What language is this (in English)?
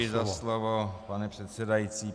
Czech